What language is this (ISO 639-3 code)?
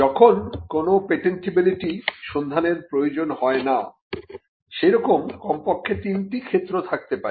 ben